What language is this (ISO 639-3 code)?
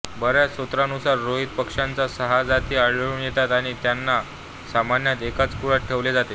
mar